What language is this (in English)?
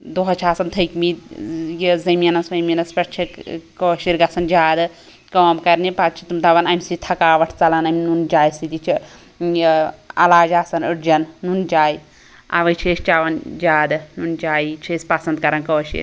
Kashmiri